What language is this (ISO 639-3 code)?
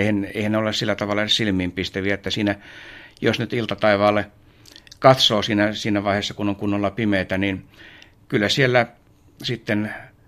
fin